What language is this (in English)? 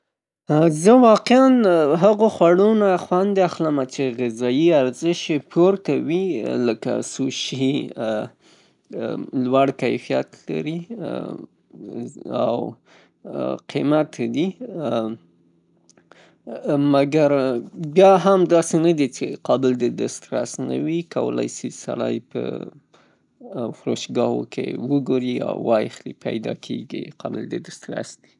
Pashto